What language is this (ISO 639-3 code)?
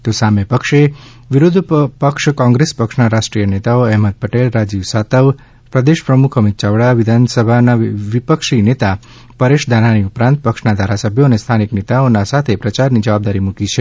guj